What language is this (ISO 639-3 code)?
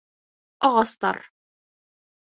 bak